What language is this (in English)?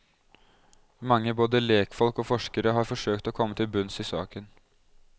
Norwegian